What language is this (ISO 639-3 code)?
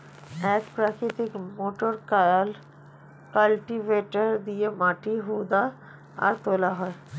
ben